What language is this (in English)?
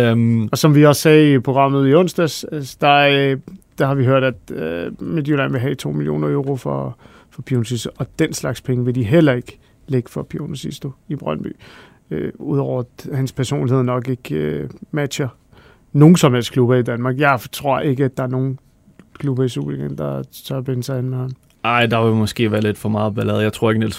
Danish